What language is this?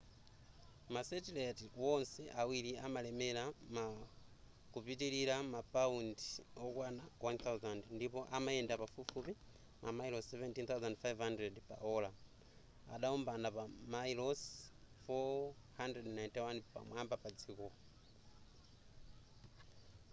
Nyanja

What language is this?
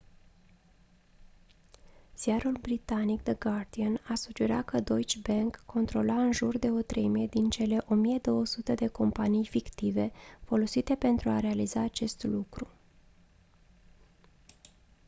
Romanian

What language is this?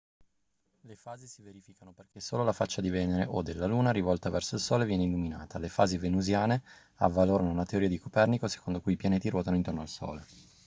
Italian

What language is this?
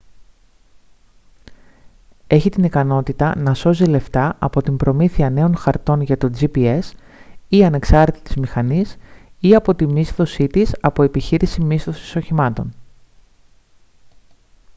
Greek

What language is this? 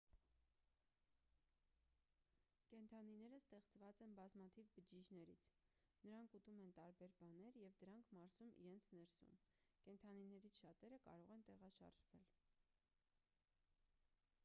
Armenian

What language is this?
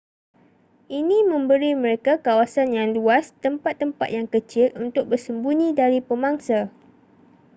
Malay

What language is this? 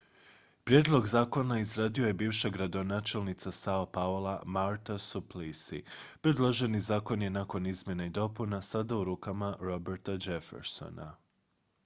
Croatian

